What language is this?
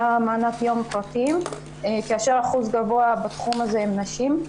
Hebrew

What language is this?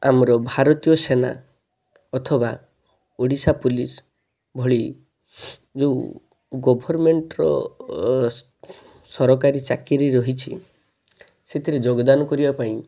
Odia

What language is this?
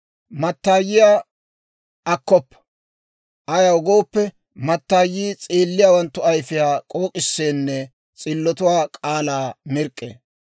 Dawro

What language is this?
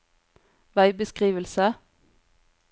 Norwegian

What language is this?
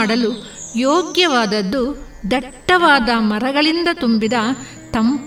Kannada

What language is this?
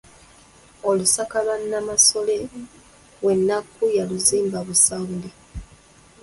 Ganda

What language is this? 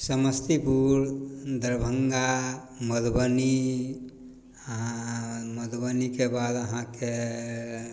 Maithili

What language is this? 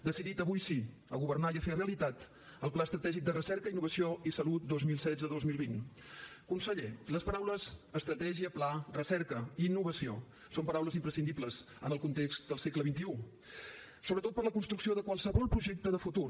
Catalan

